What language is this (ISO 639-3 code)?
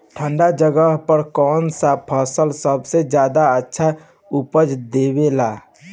bho